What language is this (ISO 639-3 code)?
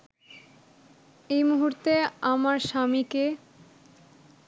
ben